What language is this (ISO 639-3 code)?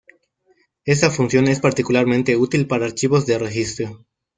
spa